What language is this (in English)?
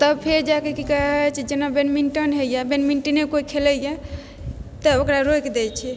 Maithili